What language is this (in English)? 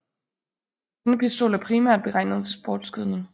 Danish